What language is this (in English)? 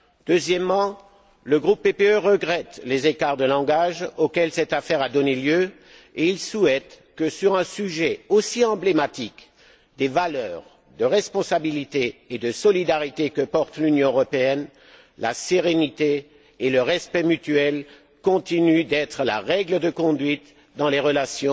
French